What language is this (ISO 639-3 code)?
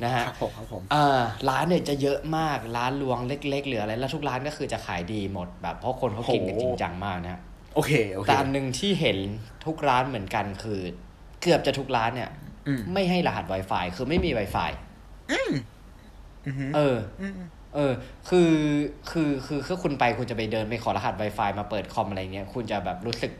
tha